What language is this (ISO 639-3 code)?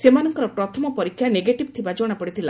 ori